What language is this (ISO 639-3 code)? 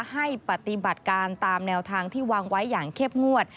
tha